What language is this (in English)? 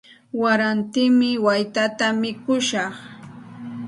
Santa Ana de Tusi Pasco Quechua